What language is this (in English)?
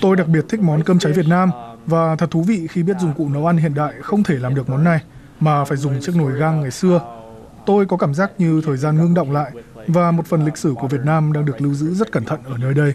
Vietnamese